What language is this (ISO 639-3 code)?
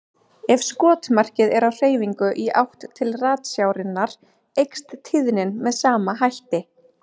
isl